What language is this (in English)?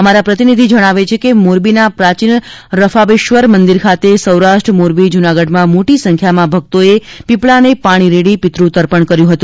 Gujarati